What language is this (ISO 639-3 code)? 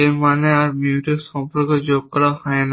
ben